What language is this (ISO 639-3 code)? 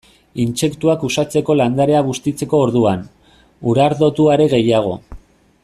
eus